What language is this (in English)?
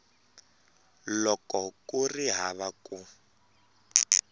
Tsonga